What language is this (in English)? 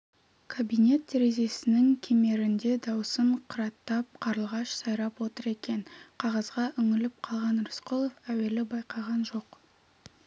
Kazakh